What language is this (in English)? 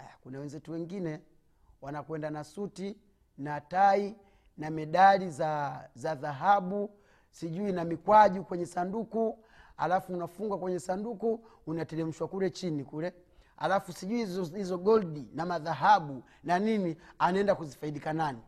Swahili